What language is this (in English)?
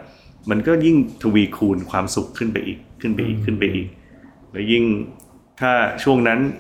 Thai